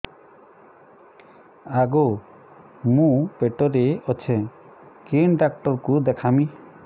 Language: Odia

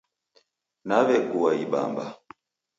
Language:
Taita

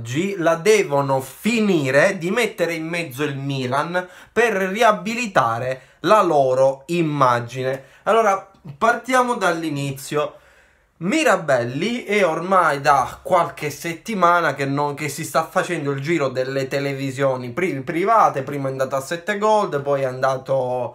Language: Italian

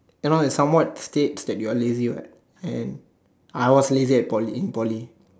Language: English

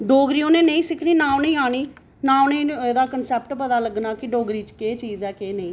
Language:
Dogri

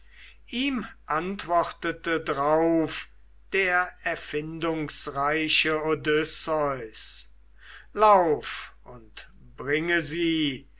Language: German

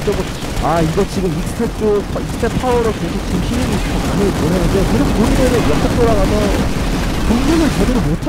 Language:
Korean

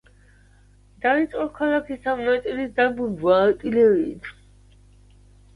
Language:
Georgian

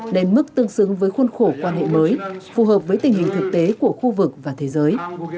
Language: Vietnamese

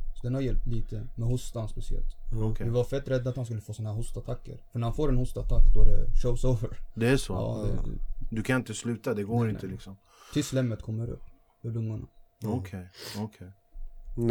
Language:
Swedish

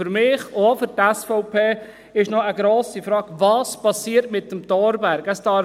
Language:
Swiss German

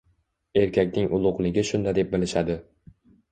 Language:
Uzbek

